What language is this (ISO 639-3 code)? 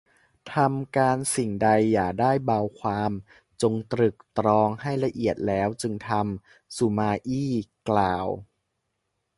tha